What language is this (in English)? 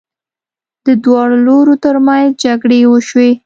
Pashto